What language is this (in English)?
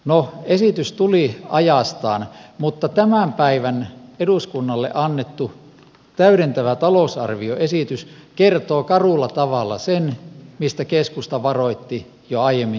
Finnish